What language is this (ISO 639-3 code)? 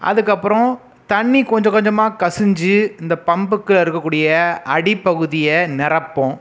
tam